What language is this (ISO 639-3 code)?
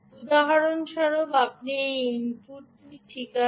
ben